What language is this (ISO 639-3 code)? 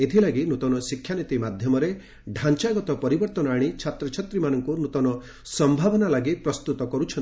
ori